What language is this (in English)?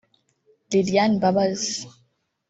Kinyarwanda